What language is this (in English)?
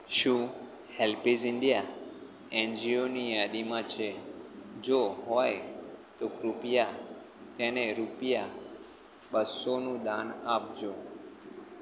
Gujarati